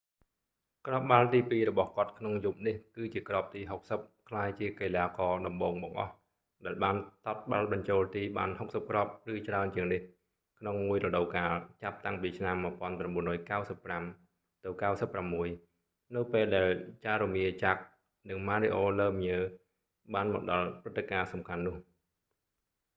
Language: Khmer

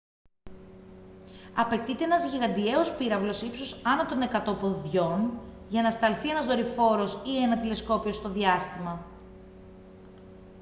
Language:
Greek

